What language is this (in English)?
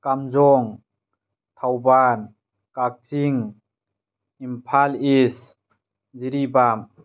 Manipuri